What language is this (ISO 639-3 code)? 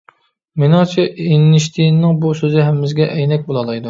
uig